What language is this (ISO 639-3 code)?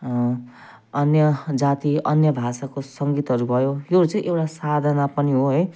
nep